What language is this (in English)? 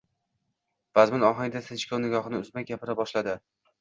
Uzbek